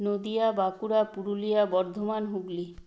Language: Bangla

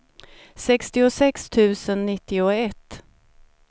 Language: Swedish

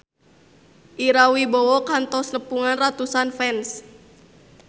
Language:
Sundanese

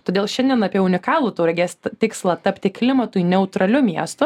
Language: Lithuanian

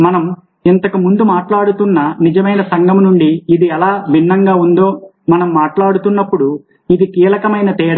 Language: Telugu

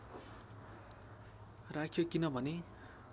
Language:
Nepali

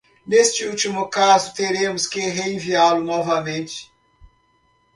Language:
Portuguese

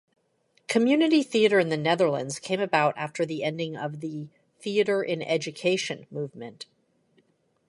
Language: English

